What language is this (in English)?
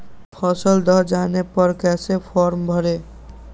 Magahi